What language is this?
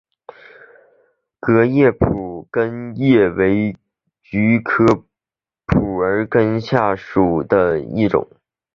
Chinese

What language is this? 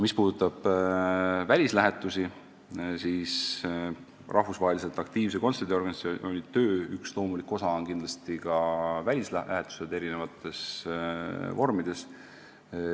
Estonian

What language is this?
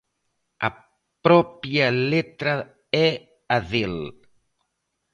Galician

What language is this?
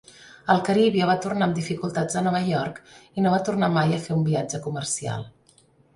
Catalan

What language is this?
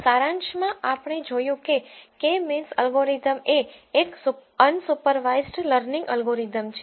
Gujarati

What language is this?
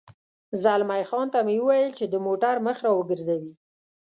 Pashto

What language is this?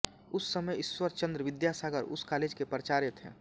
Hindi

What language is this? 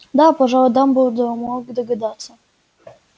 Russian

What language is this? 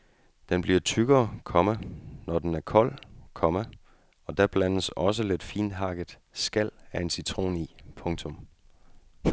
Danish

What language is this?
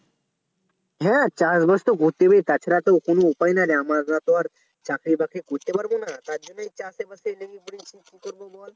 Bangla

